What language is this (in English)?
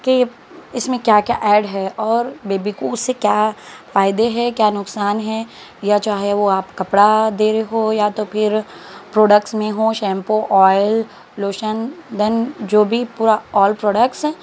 Urdu